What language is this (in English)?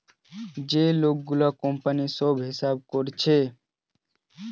Bangla